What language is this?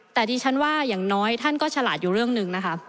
Thai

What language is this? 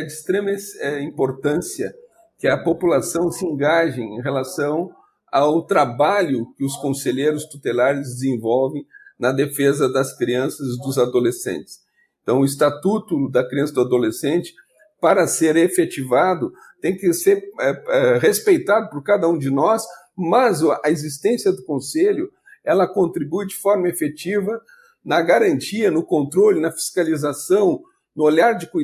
Portuguese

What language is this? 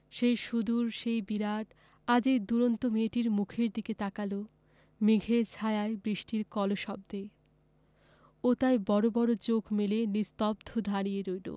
Bangla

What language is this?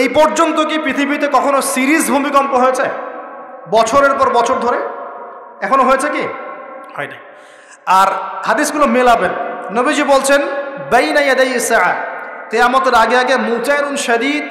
Arabic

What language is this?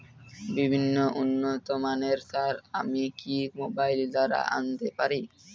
Bangla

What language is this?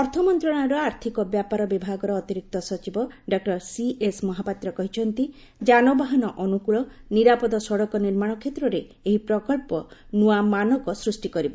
Odia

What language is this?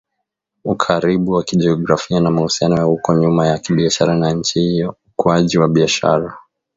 Swahili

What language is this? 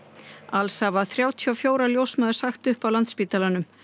Icelandic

